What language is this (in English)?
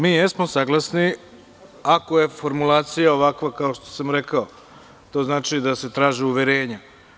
Serbian